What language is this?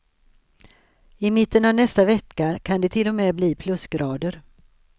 Swedish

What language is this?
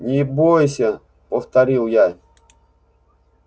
Russian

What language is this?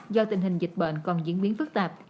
Vietnamese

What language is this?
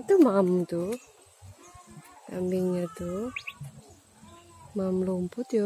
Indonesian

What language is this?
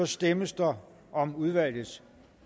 Danish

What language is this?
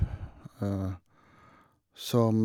Norwegian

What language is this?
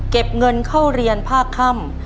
Thai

